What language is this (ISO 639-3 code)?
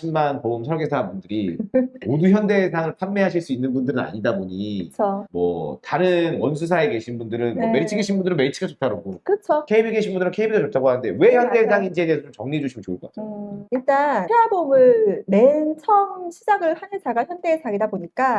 kor